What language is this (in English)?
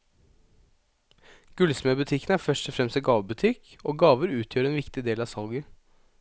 Norwegian